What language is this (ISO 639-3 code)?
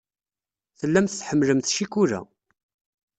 kab